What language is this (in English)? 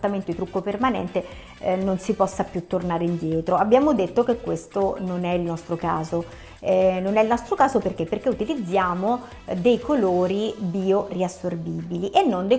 Italian